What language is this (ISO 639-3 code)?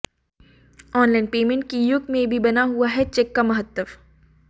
hin